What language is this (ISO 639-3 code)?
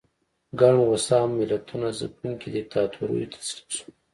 pus